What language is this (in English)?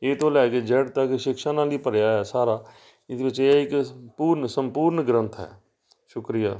Punjabi